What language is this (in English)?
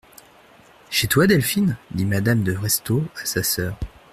French